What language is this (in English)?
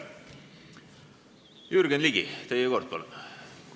Estonian